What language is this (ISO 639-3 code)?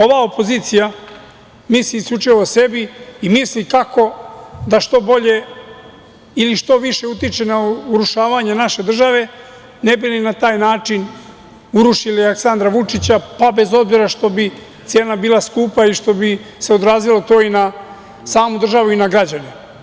srp